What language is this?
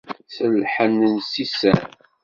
Kabyle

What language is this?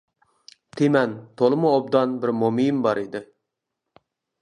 Uyghur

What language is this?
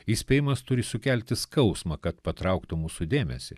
Lithuanian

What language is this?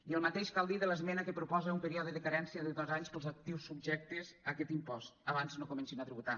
Catalan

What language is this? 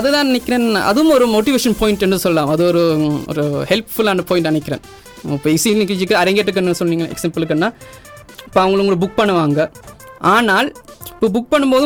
Tamil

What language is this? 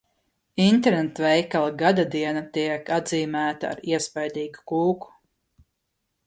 Latvian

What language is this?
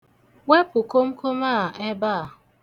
Igbo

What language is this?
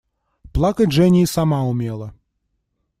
Russian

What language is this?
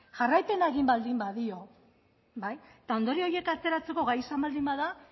Basque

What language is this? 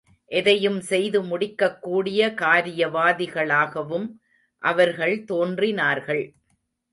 Tamil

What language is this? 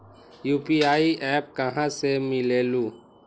Magahi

